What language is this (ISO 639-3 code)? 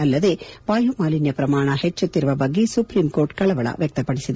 kan